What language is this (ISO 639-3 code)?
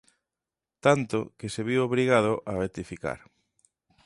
glg